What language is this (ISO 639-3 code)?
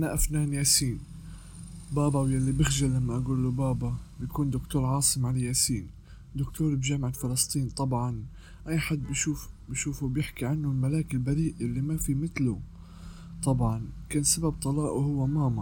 ara